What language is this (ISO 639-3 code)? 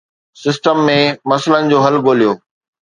snd